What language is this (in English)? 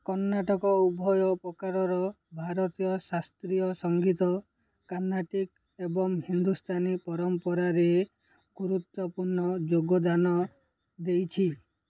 Odia